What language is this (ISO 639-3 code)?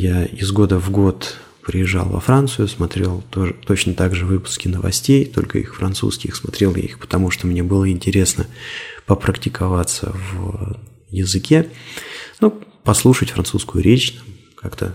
rus